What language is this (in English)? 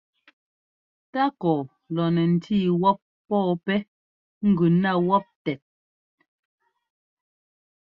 Ngomba